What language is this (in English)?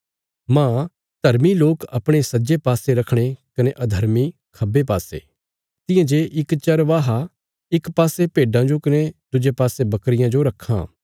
Bilaspuri